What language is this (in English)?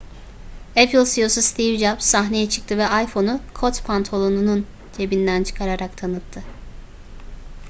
Turkish